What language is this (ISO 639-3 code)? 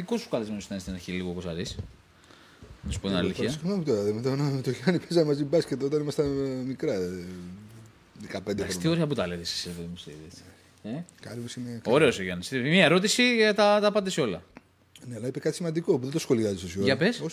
ell